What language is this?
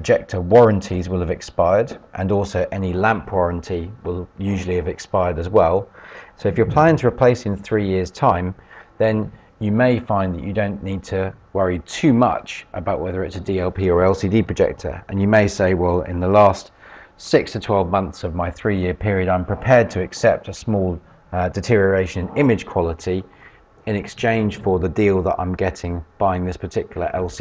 English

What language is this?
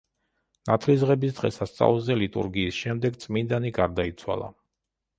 Georgian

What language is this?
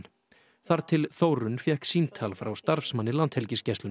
Icelandic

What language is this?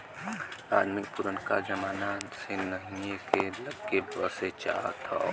Bhojpuri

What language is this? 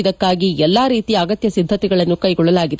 Kannada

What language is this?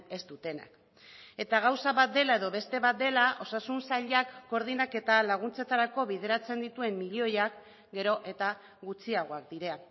Basque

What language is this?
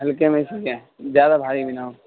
Urdu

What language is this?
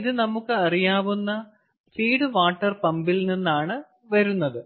Malayalam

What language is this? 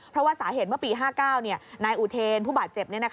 Thai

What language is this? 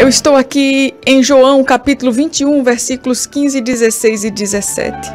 Portuguese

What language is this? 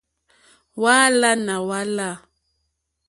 Mokpwe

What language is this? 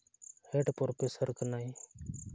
Santali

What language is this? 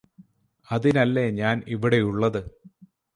Malayalam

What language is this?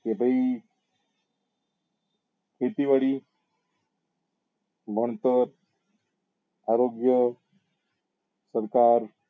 Gujarati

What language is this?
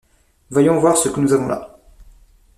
French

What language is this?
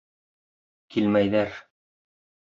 Bashkir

